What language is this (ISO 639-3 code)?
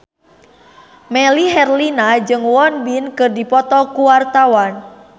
sun